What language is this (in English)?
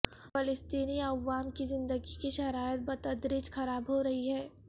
Urdu